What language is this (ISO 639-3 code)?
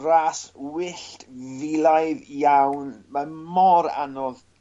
cym